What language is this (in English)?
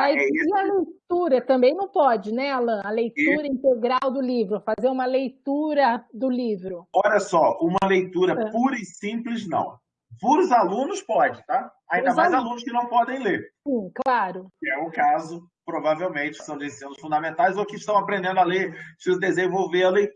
Portuguese